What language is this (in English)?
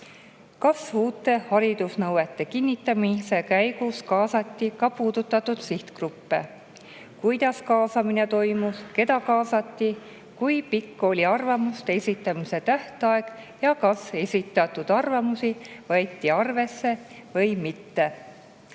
Estonian